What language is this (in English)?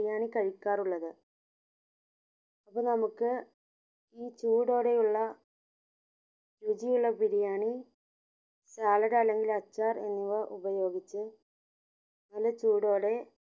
Malayalam